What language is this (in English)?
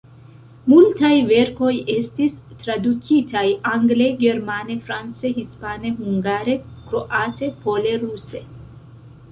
Esperanto